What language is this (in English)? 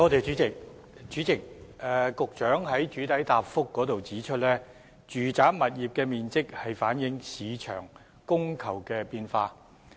Cantonese